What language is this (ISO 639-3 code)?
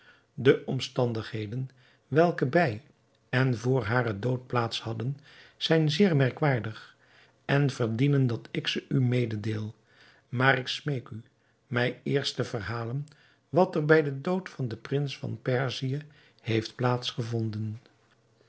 nld